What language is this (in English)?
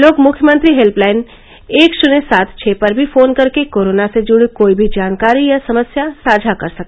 Hindi